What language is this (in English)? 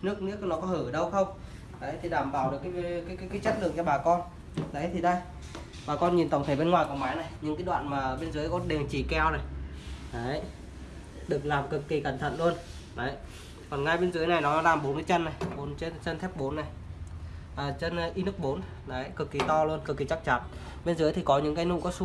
Vietnamese